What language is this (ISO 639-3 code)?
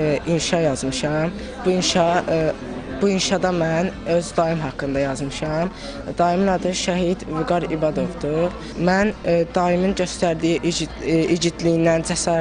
tur